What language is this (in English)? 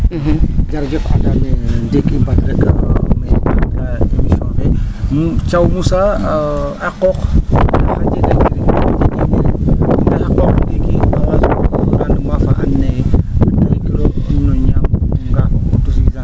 Serer